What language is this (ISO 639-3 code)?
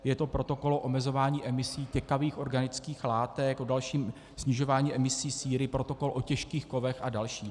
ces